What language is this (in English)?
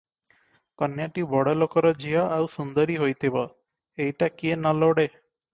Odia